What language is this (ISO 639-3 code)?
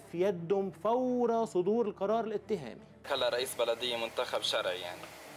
ara